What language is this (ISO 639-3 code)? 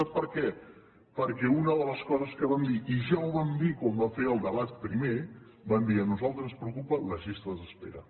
cat